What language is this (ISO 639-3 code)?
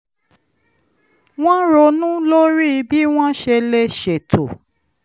yor